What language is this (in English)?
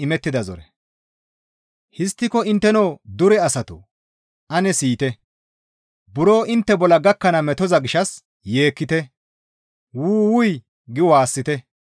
Gamo